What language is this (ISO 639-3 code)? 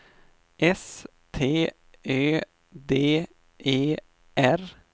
swe